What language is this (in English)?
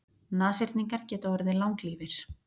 Icelandic